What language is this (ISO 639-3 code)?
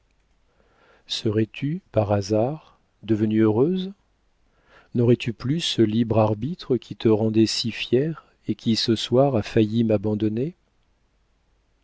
fra